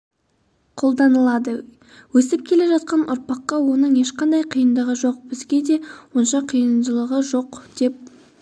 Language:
Kazakh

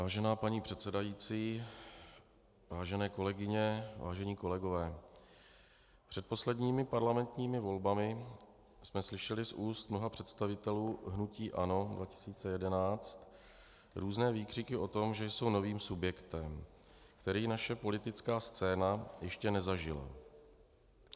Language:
Czech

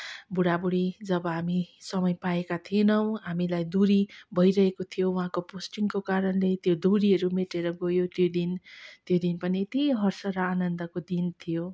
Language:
Nepali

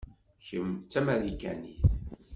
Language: Kabyle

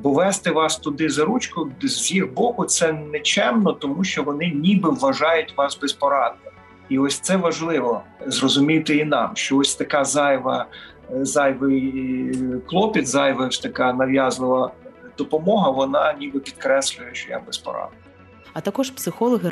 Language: Ukrainian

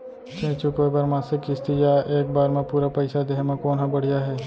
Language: Chhattisgarhi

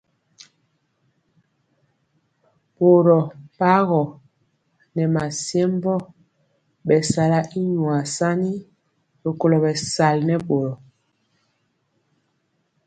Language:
Mpiemo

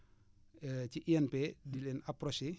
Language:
Wolof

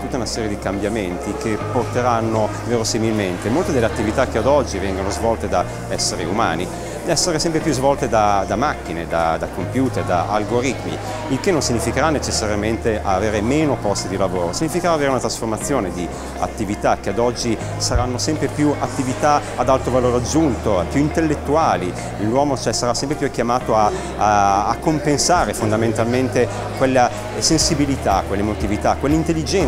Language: Italian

